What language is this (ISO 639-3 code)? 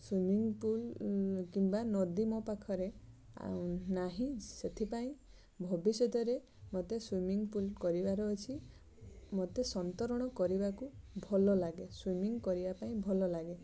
ori